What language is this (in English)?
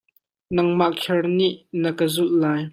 Hakha Chin